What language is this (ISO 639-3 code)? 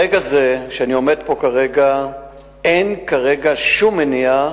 heb